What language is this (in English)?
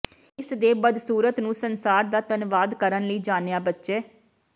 Punjabi